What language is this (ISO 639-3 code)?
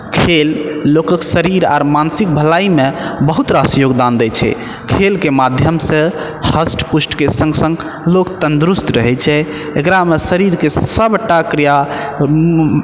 mai